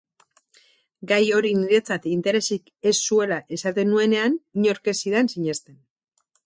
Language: Basque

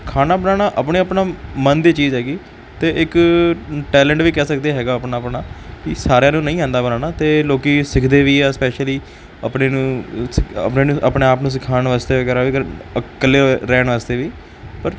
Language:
Punjabi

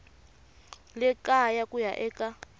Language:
Tsonga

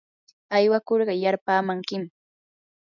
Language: Yanahuanca Pasco Quechua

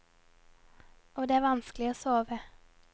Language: Norwegian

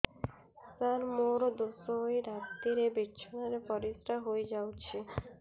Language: Odia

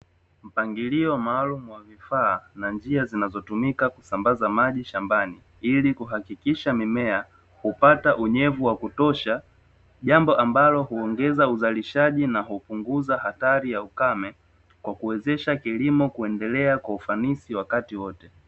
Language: Swahili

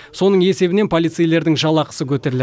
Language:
Kazakh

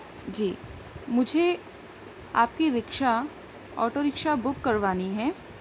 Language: Urdu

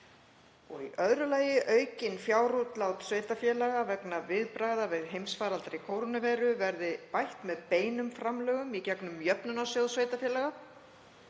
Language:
Icelandic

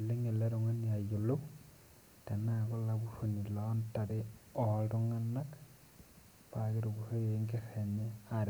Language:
Masai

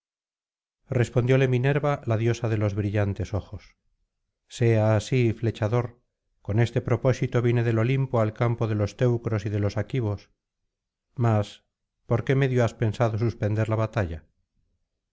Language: Spanish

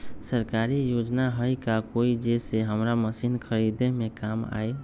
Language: Magahi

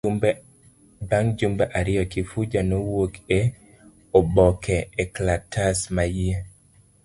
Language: Luo (Kenya and Tanzania)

